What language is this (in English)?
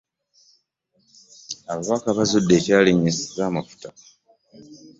Ganda